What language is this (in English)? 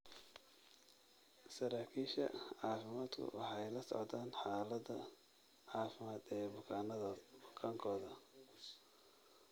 Somali